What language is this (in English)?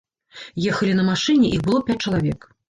Belarusian